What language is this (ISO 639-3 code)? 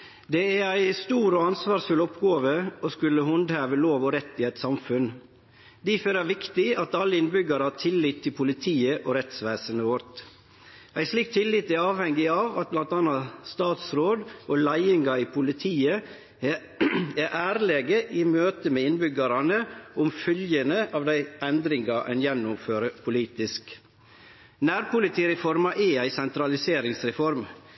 nor